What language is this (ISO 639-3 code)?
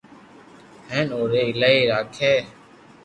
lrk